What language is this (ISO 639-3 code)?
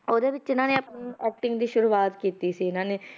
pan